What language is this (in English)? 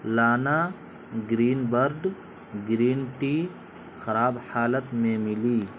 Urdu